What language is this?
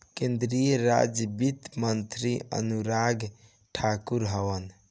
Bhojpuri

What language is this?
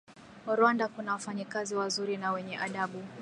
Swahili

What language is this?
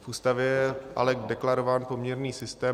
Czech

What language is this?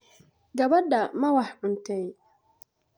Somali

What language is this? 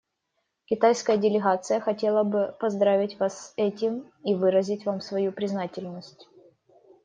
Russian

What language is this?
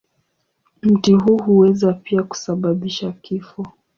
Swahili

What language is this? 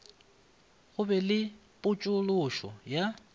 Northern Sotho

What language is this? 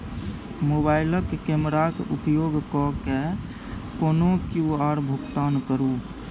Maithili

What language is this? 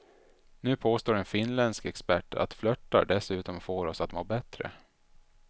Swedish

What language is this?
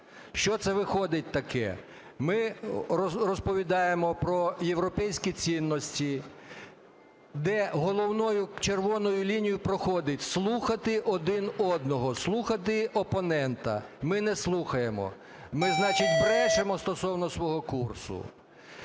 Ukrainian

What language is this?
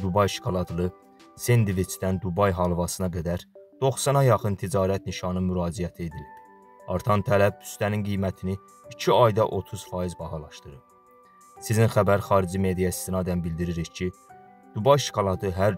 Turkish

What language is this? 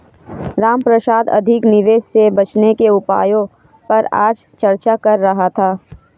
Hindi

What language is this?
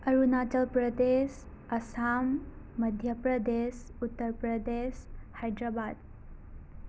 Manipuri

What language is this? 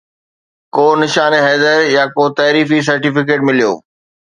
Sindhi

